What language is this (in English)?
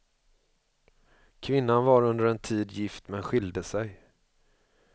Swedish